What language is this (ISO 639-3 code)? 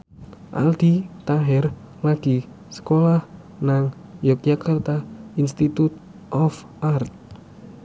jav